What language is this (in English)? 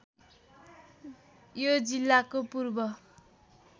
Nepali